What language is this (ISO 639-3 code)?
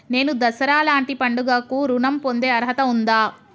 tel